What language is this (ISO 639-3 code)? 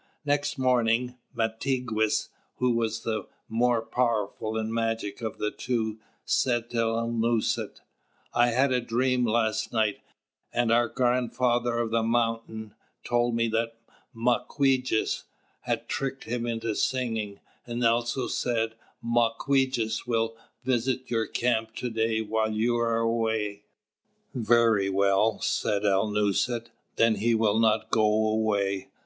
eng